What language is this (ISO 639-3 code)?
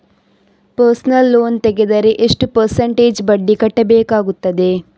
kan